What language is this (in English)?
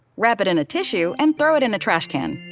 English